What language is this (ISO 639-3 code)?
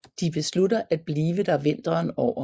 dan